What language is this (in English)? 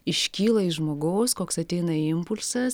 Lithuanian